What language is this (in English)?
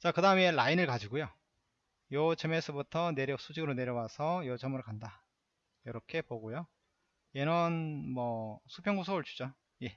Korean